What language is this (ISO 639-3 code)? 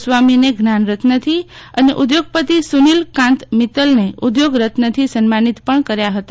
guj